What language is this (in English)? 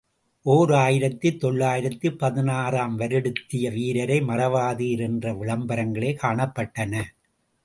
Tamil